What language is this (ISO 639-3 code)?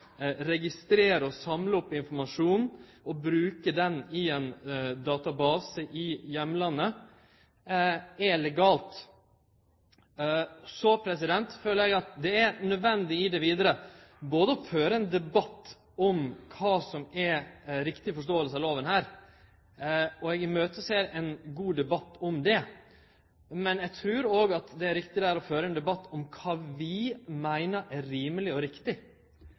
nno